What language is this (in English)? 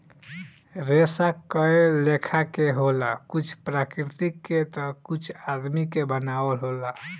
Bhojpuri